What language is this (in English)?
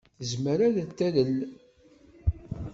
Kabyle